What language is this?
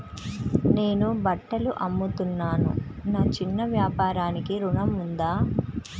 Telugu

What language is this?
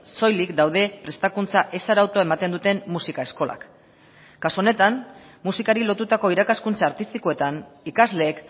Basque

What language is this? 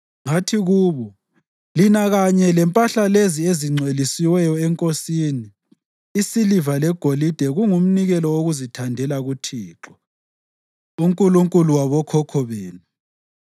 North Ndebele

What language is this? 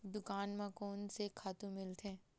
Chhattisgarhi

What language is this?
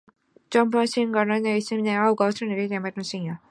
Chinese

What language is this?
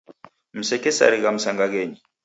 Taita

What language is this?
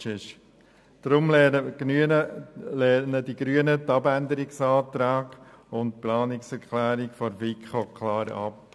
Swiss German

